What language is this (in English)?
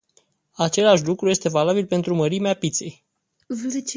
Romanian